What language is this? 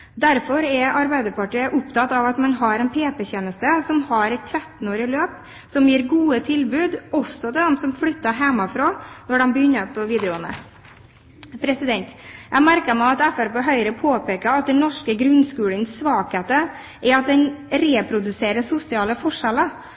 Norwegian Bokmål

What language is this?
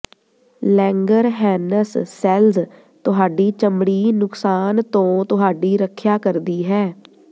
Punjabi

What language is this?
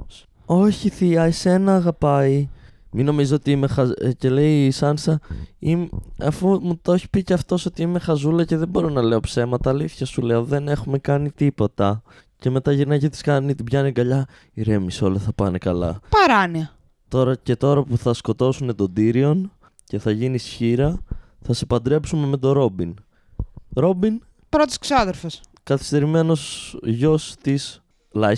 Greek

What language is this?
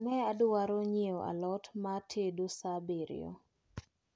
Luo (Kenya and Tanzania)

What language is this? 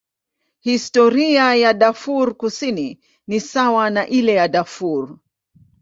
Swahili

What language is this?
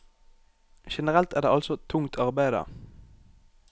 Norwegian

